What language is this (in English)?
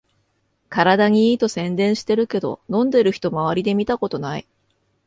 Japanese